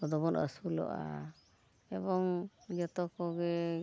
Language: Santali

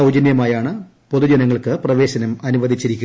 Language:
Malayalam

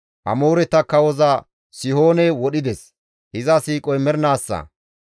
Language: Gamo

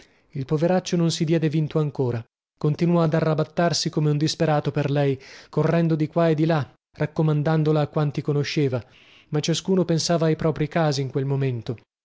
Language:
Italian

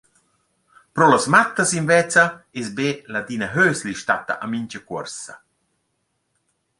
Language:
Romansh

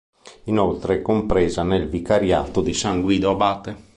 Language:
Italian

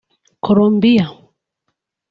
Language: Kinyarwanda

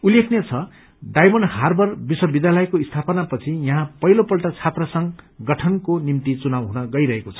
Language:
Nepali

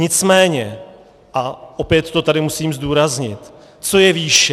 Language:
Czech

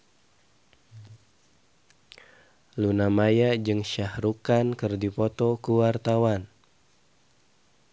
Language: Sundanese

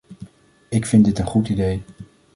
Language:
Dutch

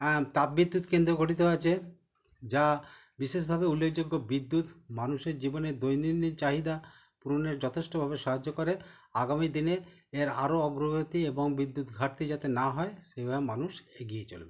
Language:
Bangla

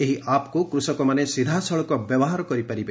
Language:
Odia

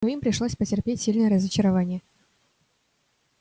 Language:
Russian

